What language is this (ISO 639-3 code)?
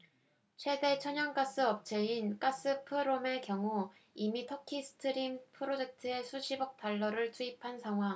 kor